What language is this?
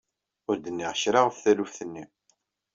Kabyle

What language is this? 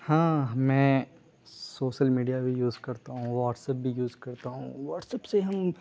Urdu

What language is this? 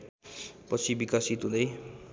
Nepali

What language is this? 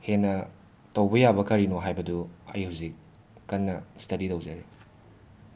Manipuri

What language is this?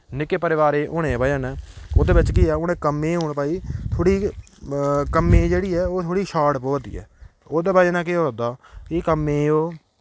Dogri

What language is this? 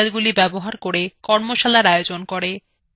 Bangla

